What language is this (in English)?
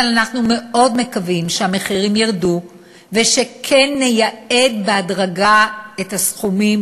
Hebrew